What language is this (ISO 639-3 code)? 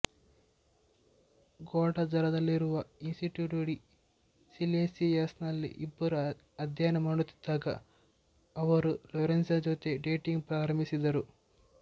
kan